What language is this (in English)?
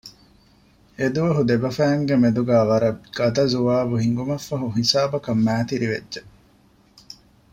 Divehi